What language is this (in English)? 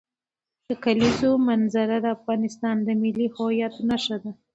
Pashto